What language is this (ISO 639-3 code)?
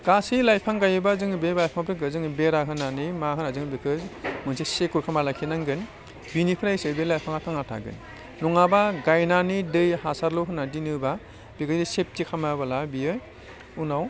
brx